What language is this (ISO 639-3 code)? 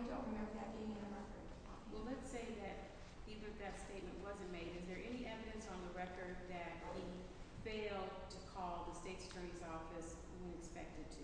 eng